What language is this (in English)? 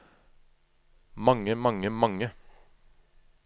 Norwegian